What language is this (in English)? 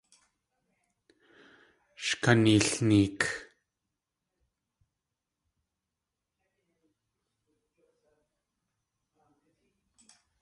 Tlingit